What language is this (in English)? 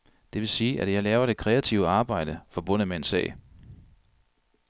Danish